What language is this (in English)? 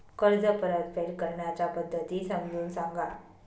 Marathi